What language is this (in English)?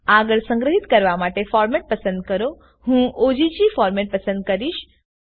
Gujarati